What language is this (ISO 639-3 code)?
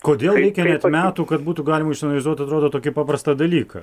lit